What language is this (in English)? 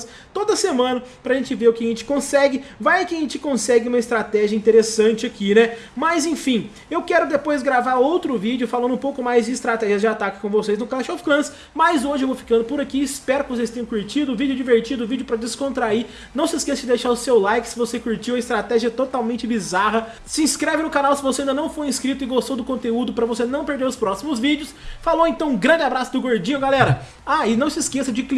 Portuguese